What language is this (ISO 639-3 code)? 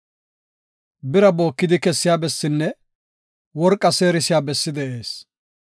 gof